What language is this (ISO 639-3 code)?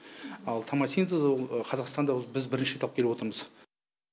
kaz